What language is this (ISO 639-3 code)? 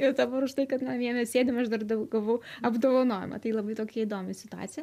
lit